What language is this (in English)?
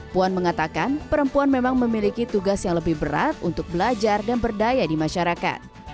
Indonesian